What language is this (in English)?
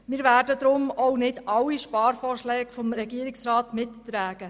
Swiss German